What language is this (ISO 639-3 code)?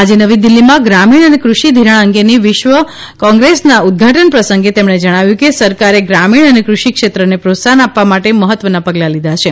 guj